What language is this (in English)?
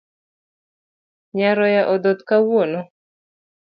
Luo (Kenya and Tanzania)